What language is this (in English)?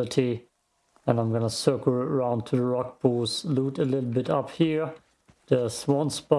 English